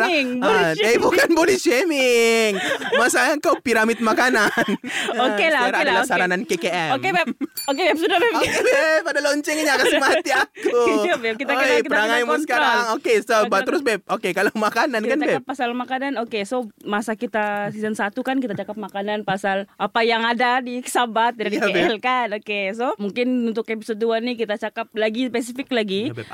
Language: Malay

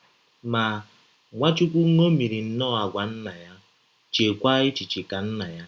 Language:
Igbo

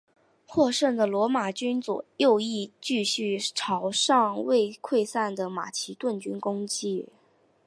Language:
Chinese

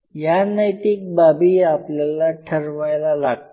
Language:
Marathi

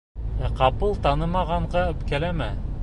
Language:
Bashkir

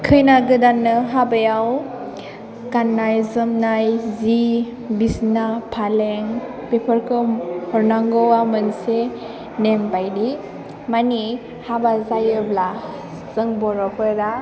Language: Bodo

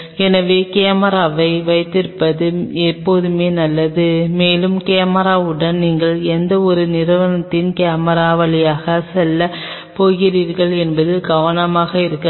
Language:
Tamil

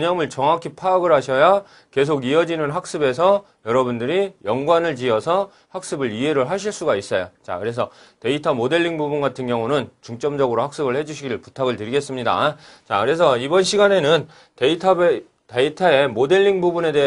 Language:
Korean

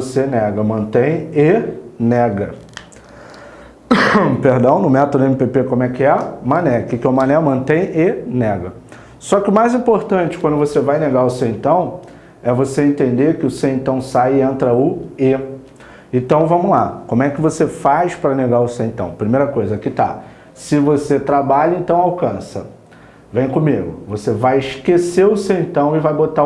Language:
Portuguese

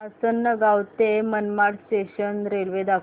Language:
Marathi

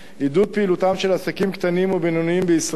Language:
Hebrew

